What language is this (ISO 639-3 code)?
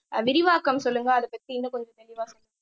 tam